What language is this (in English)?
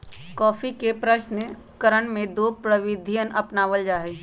Magahi